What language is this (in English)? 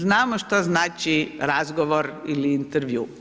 Croatian